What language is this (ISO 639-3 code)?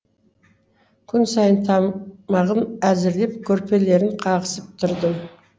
kaz